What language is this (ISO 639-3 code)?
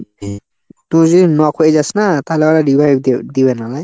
ben